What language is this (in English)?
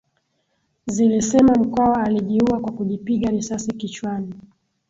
Swahili